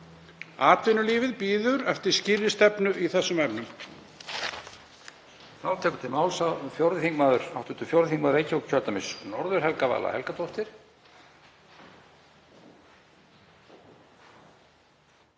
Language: Icelandic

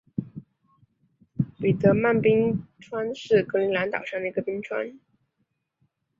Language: Chinese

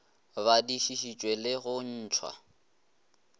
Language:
Northern Sotho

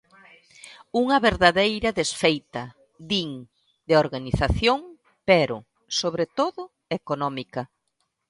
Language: Galician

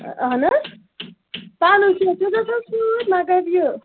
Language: Kashmiri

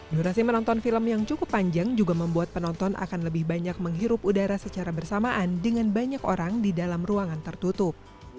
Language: Indonesian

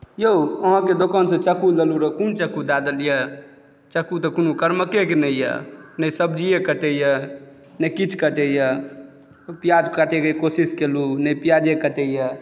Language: Maithili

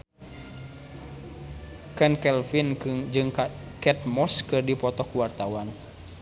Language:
Sundanese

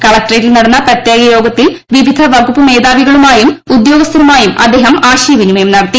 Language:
Malayalam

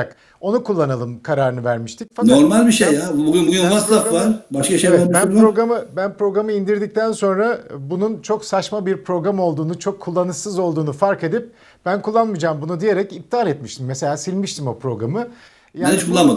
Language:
Turkish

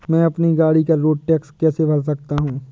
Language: Hindi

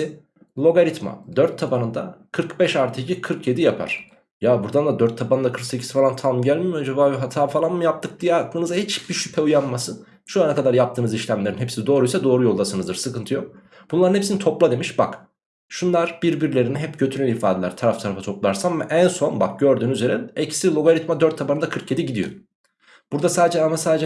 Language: Turkish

